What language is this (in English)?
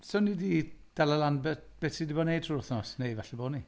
Welsh